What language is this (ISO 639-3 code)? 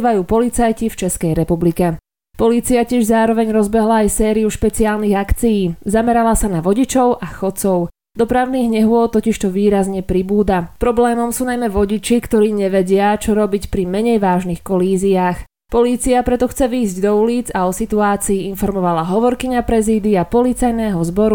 slk